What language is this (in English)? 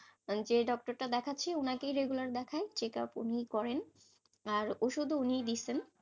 Bangla